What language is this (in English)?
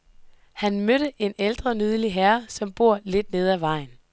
Danish